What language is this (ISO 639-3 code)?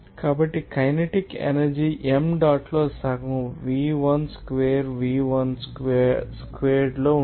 tel